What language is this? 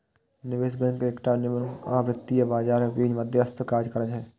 Maithili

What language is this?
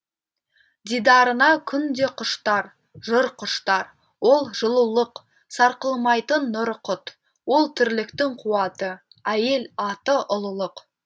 Kazakh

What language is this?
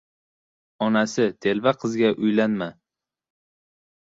Uzbek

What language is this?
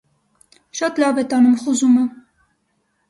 Armenian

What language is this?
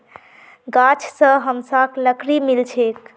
Magahi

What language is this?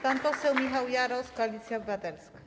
Polish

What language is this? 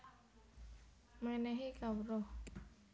Javanese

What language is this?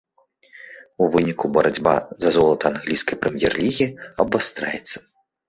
Belarusian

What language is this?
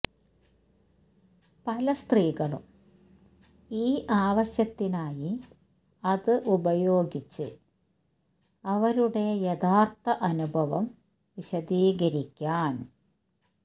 Malayalam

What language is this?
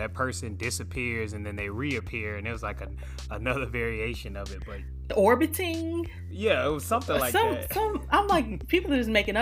English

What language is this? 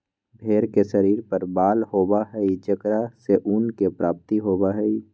Magahi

